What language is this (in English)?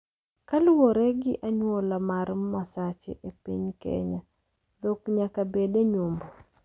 Luo (Kenya and Tanzania)